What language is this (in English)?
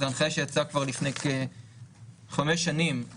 Hebrew